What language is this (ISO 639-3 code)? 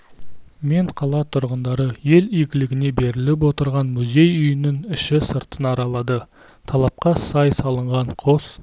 kaz